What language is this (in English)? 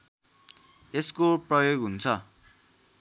Nepali